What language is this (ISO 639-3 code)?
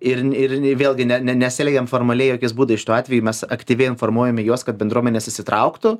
lit